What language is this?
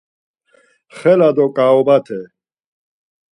Laz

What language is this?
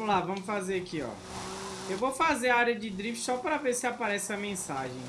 Portuguese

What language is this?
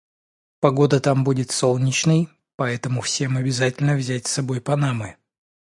Russian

